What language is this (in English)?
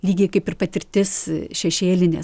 Lithuanian